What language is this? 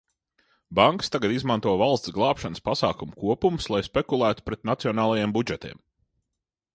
Latvian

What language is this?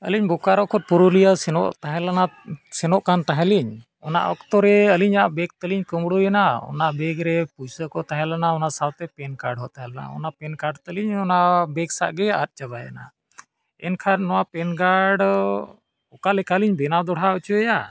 Santali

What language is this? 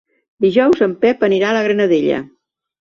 Catalan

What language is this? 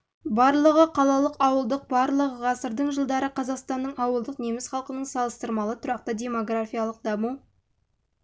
Kazakh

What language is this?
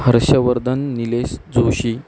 Marathi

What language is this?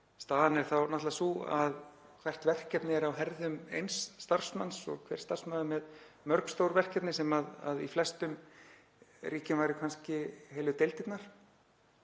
Icelandic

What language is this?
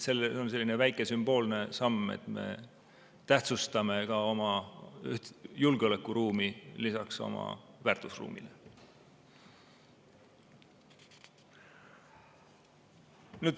Estonian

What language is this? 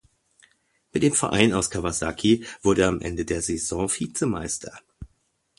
German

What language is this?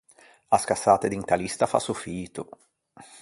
Ligurian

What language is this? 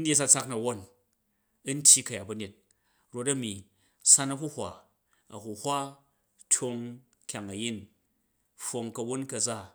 Jju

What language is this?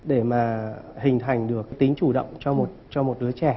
Vietnamese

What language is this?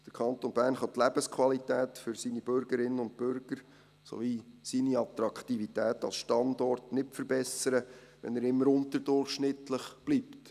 Swiss German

